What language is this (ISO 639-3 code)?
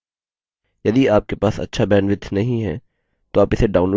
hin